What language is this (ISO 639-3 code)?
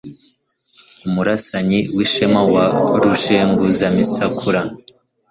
kin